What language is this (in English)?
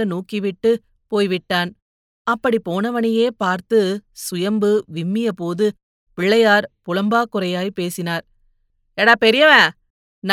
Tamil